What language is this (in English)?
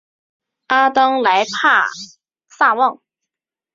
Chinese